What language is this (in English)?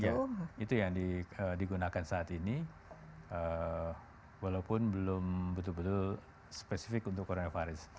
Indonesian